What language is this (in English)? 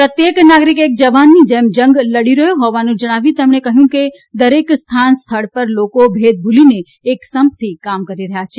Gujarati